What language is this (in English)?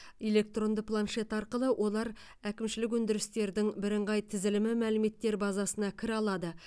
Kazakh